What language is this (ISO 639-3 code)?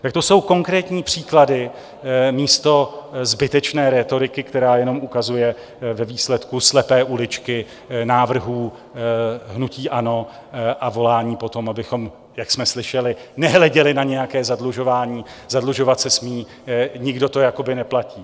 ces